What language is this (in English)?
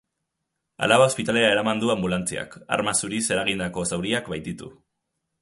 Basque